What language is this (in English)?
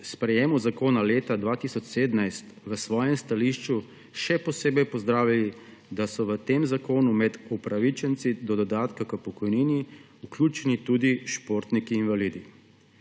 Slovenian